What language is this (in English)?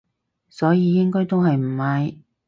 Cantonese